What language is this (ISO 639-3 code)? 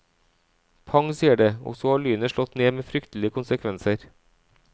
nor